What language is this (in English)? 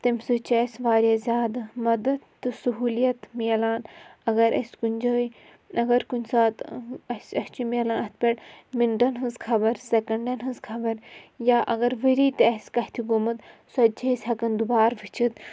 Kashmiri